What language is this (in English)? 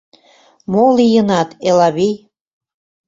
Mari